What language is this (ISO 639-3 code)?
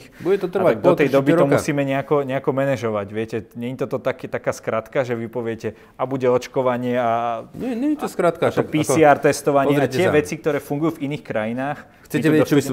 slk